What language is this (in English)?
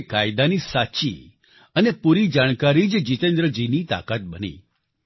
Gujarati